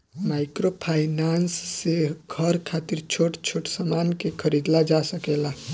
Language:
Bhojpuri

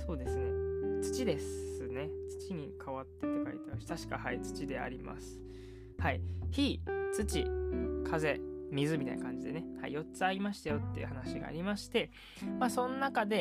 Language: Japanese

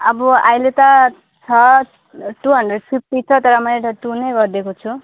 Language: Nepali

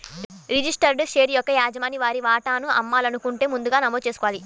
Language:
Telugu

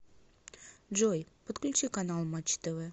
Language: Russian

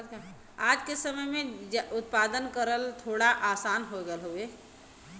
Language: Bhojpuri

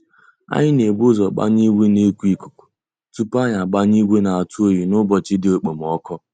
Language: Igbo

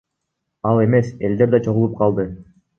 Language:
Kyrgyz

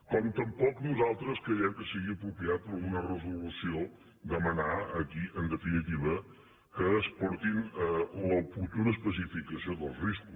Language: Catalan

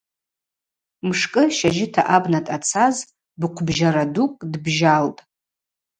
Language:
Abaza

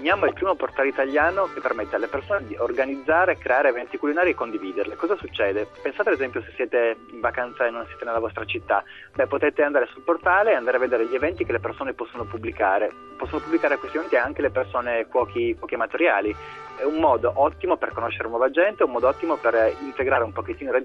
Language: Italian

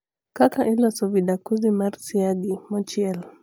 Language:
Luo (Kenya and Tanzania)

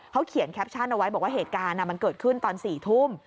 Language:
Thai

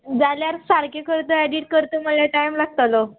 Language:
Konkani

